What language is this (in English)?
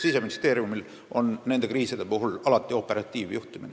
Estonian